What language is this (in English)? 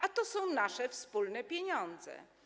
Polish